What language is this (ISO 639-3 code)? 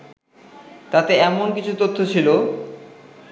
ben